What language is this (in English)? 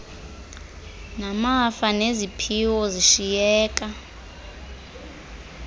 Xhosa